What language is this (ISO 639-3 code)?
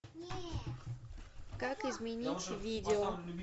rus